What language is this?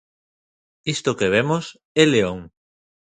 Galician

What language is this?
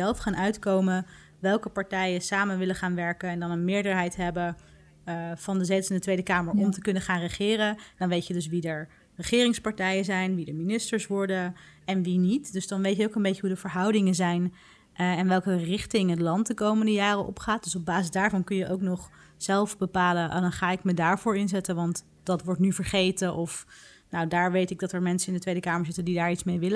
Dutch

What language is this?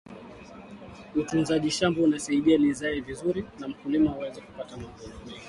Swahili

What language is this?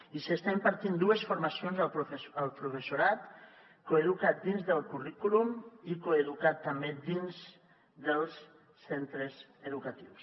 Catalan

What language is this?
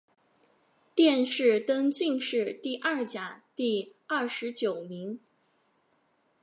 Chinese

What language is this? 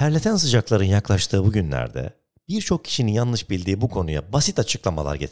Turkish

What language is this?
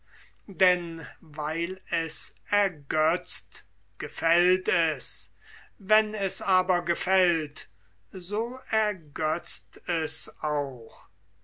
German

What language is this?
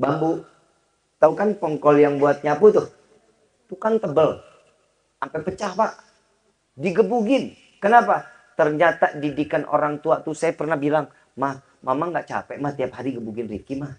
Indonesian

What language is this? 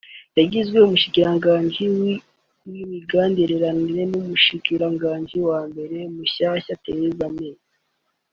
Kinyarwanda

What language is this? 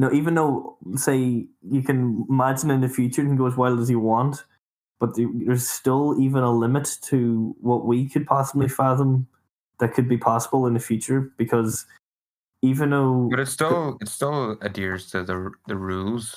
English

